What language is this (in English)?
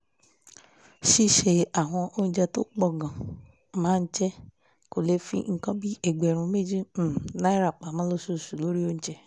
Yoruba